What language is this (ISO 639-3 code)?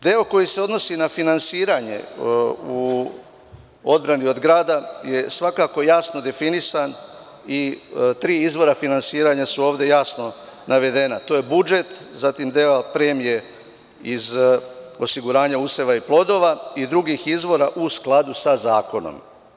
srp